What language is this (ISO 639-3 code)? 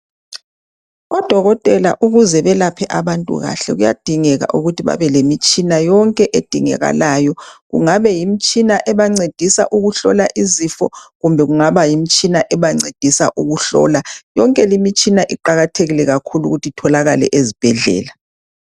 nde